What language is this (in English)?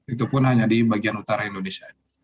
Indonesian